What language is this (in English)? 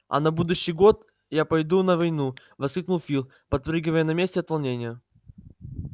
Russian